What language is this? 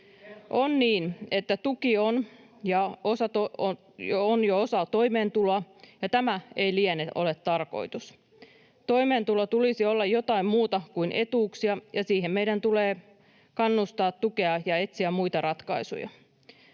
Finnish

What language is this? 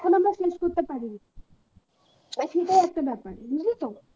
Bangla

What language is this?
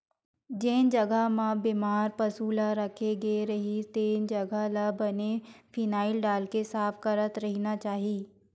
Chhattisgarhi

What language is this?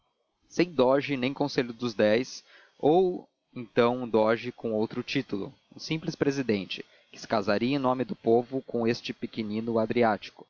Portuguese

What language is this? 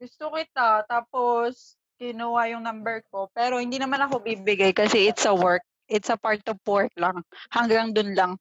Filipino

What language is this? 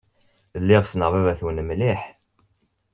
Kabyle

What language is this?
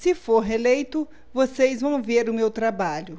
Portuguese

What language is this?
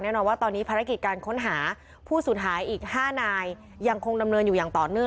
Thai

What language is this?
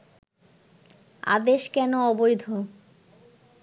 Bangla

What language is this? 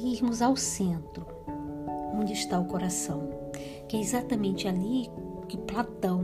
Portuguese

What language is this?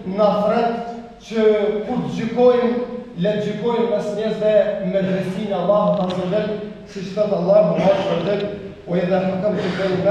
Turkish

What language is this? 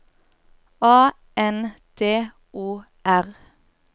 Norwegian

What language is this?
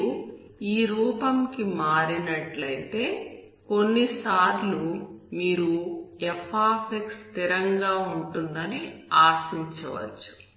Telugu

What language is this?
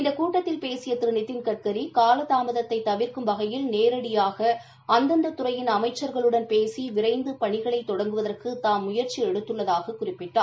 Tamil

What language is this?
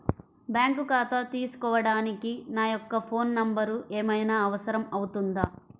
Telugu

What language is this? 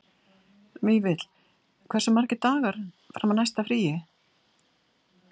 Icelandic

